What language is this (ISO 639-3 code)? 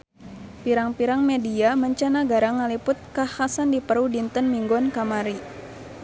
sun